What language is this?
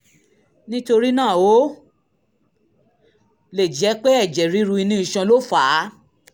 Yoruba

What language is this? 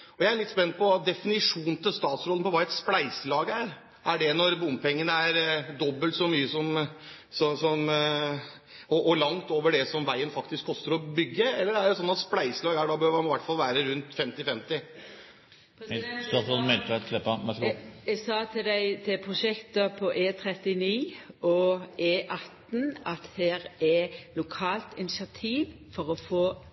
Norwegian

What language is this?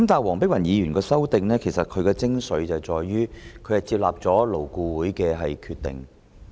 Cantonese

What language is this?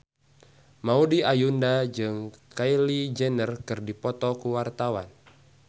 Sundanese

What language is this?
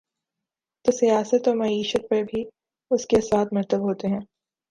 Urdu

